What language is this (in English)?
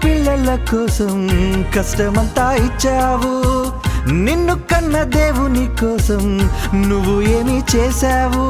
Telugu